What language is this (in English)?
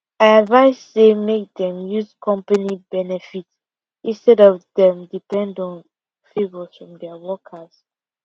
Nigerian Pidgin